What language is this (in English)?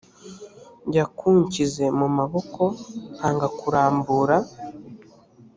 Kinyarwanda